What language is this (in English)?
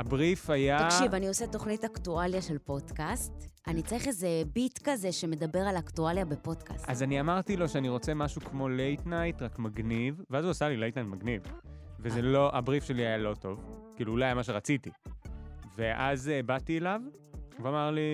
Hebrew